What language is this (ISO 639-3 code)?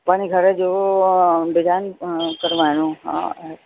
snd